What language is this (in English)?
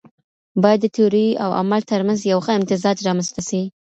Pashto